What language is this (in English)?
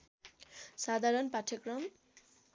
Nepali